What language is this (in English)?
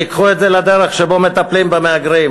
Hebrew